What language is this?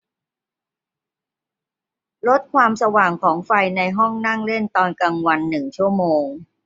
Thai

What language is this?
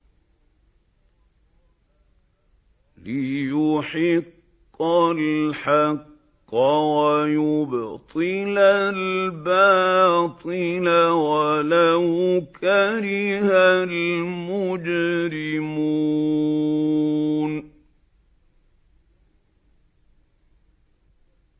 Arabic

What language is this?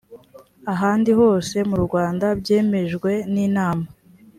Kinyarwanda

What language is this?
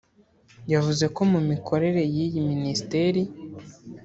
Kinyarwanda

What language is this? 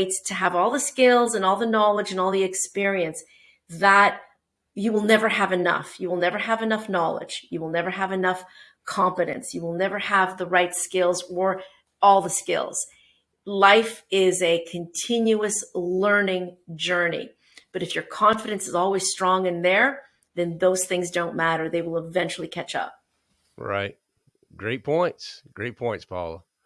English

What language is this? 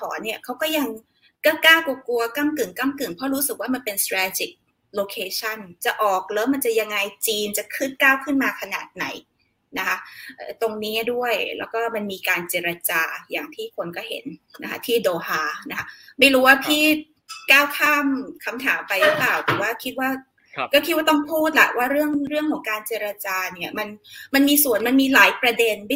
Thai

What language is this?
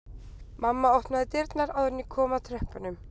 Icelandic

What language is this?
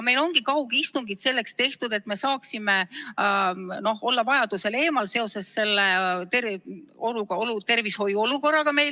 Estonian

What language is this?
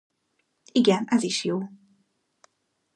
Hungarian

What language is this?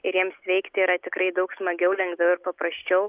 Lithuanian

